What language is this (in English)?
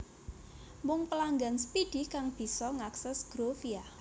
Javanese